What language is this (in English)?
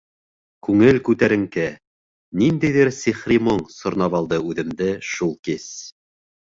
Bashkir